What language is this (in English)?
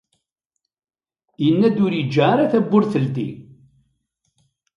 Kabyle